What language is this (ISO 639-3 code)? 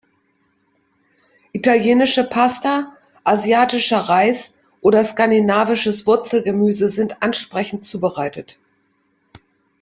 deu